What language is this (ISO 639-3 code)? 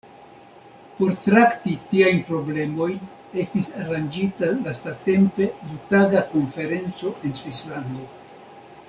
epo